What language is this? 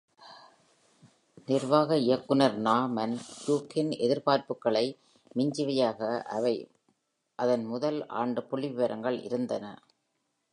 Tamil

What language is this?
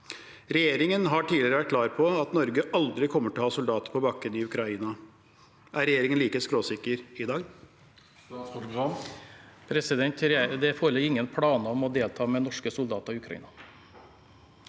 Norwegian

